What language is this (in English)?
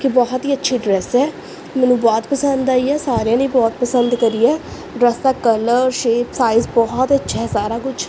Punjabi